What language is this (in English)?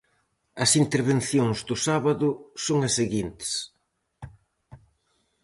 Galician